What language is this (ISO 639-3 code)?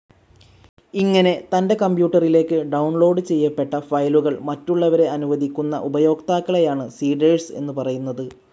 mal